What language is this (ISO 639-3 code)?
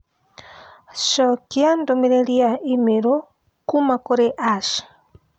kik